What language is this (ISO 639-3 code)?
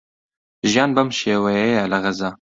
ckb